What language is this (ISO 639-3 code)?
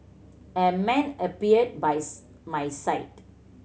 eng